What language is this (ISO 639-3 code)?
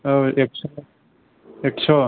brx